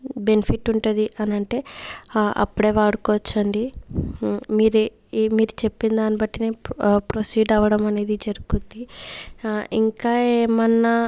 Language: Telugu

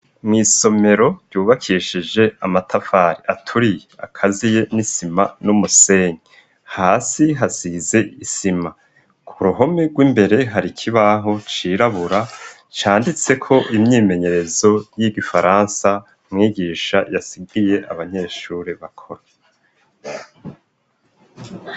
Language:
Rundi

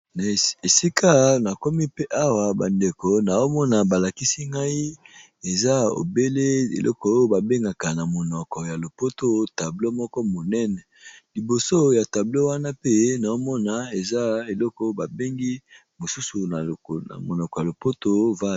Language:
Lingala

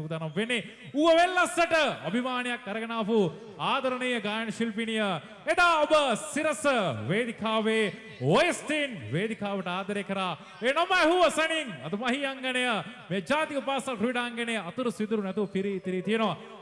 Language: Indonesian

